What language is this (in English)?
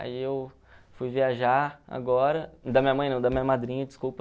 Portuguese